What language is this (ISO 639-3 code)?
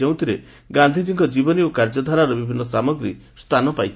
ori